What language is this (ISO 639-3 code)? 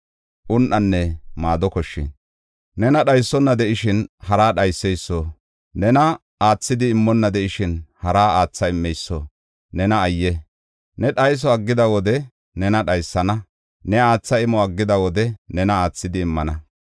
gof